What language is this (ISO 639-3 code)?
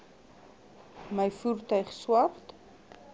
afr